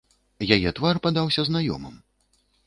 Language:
Belarusian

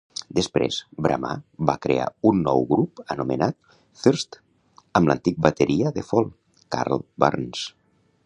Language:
Catalan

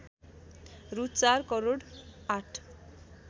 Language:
Nepali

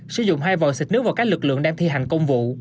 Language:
Vietnamese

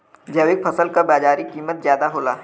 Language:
Bhojpuri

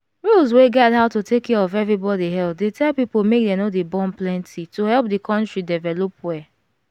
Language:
Nigerian Pidgin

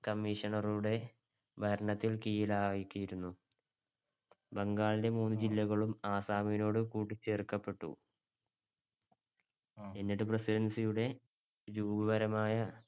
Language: Malayalam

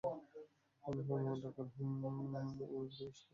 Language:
Bangla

